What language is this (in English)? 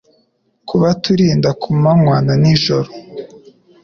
Kinyarwanda